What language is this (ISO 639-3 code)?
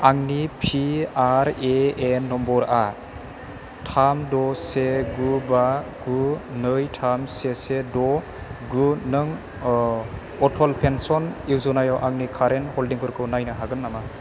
brx